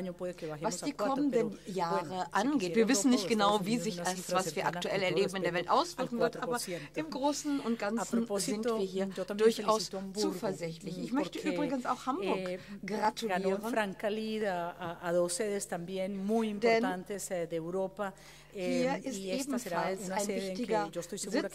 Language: German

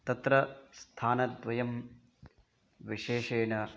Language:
Sanskrit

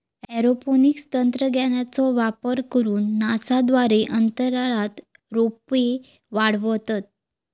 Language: Marathi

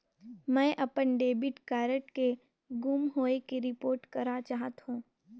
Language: Chhattisgarhi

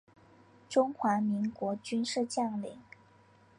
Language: Chinese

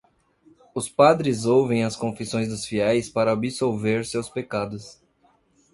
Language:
Portuguese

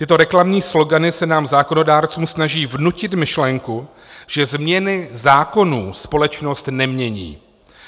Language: Czech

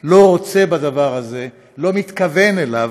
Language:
Hebrew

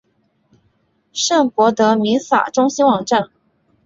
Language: Chinese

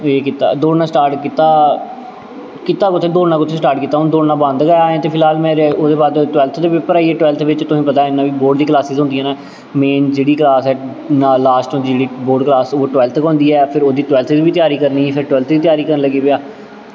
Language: Dogri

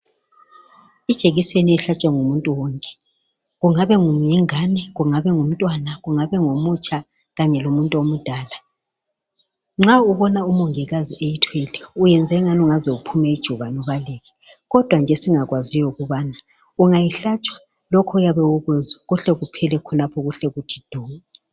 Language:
North Ndebele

